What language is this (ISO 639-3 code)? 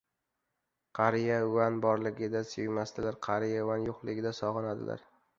uzb